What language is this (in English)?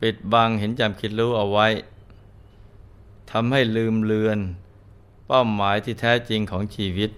Thai